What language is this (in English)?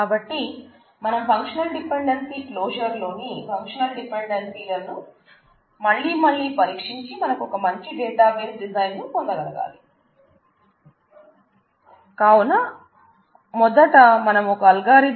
Telugu